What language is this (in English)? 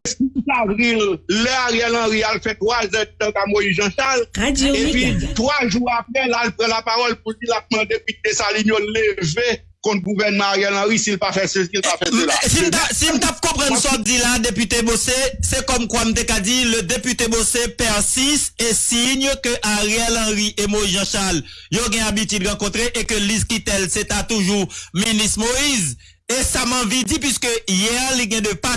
French